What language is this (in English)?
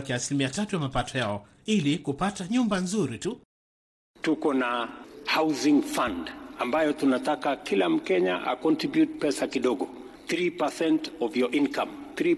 Swahili